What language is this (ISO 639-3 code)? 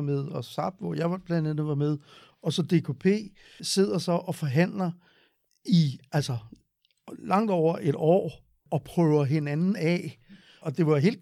dan